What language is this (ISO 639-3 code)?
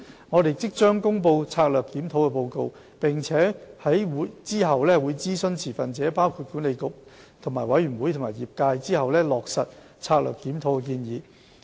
yue